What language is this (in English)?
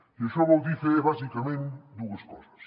Catalan